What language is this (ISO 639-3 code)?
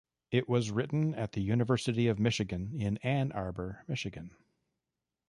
eng